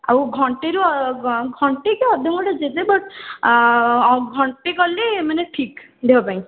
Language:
Odia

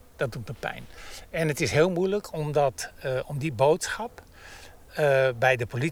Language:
Dutch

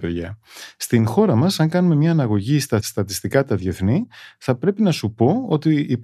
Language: Greek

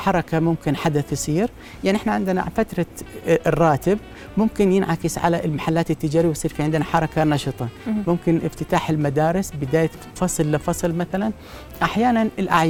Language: Arabic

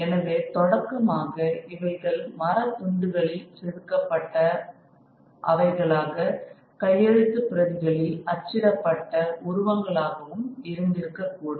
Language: Tamil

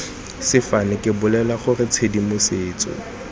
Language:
Tswana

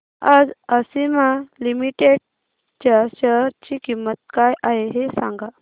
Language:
Marathi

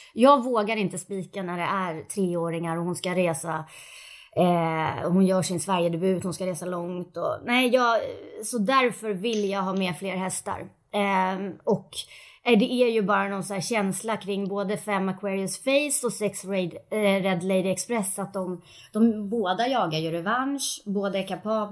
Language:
Swedish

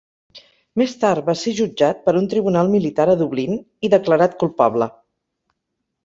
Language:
Catalan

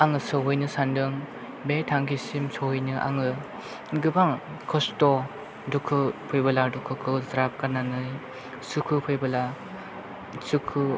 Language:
Bodo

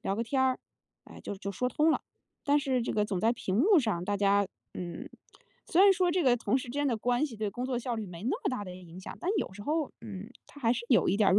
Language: Chinese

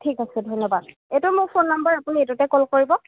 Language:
Assamese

